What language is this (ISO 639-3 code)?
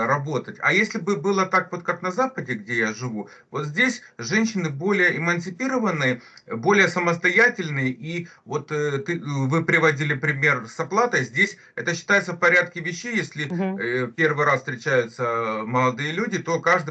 rus